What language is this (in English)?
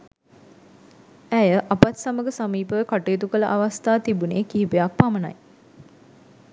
Sinhala